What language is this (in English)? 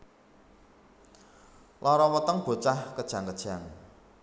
Javanese